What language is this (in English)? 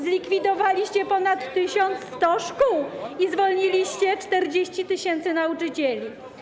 Polish